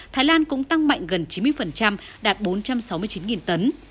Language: Vietnamese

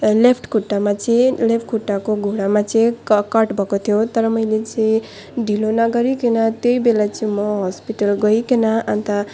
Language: Nepali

